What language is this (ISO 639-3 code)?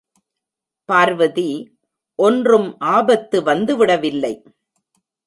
tam